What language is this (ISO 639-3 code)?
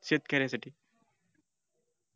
mar